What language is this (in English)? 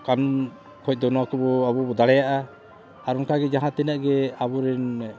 Santali